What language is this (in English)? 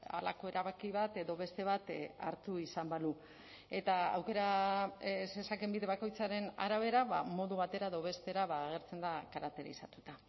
Basque